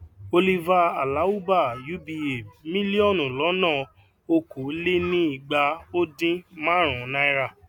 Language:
Yoruba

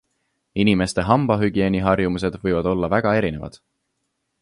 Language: Estonian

